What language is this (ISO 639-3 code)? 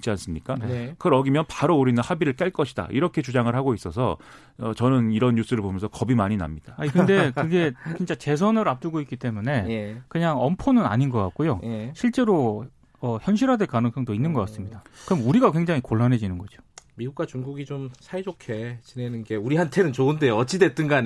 kor